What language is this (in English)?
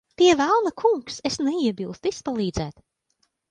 Latvian